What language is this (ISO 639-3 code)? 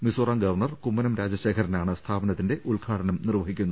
mal